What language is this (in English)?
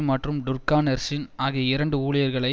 Tamil